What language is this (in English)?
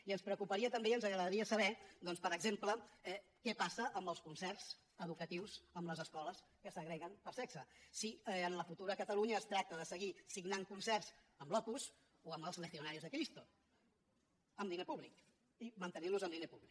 Catalan